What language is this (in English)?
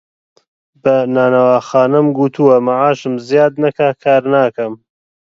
Central Kurdish